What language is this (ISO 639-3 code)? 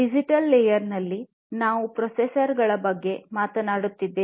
kan